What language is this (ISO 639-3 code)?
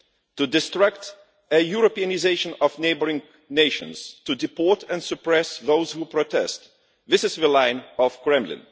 eng